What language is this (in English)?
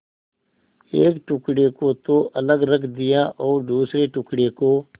Hindi